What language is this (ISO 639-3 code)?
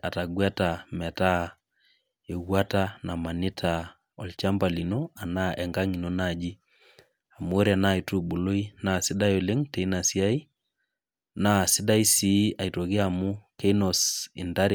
mas